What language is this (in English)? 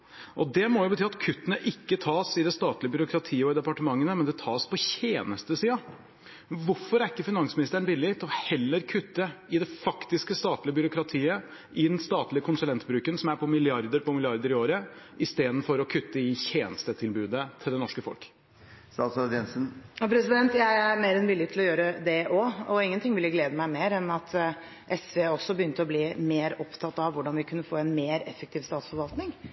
Norwegian Bokmål